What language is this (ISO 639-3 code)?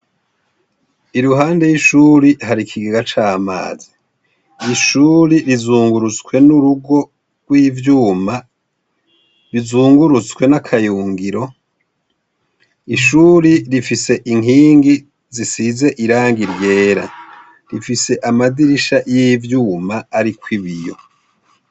run